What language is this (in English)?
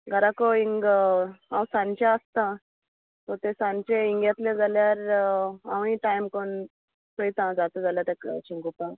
Konkani